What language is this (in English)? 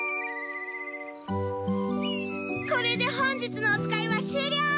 Japanese